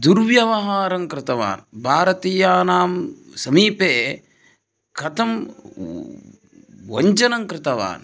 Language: Sanskrit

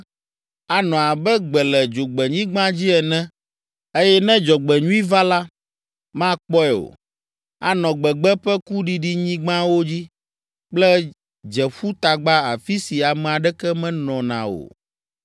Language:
Ewe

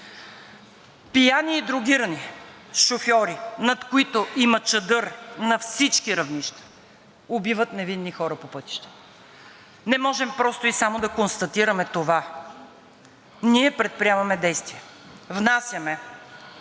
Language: Bulgarian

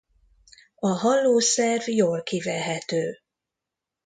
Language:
Hungarian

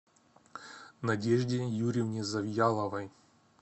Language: Russian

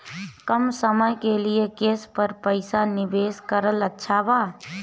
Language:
Bhojpuri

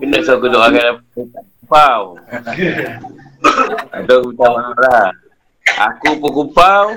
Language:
Malay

